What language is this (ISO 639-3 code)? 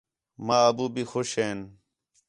xhe